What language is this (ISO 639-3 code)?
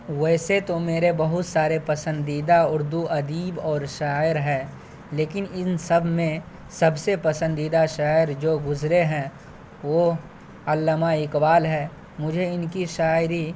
urd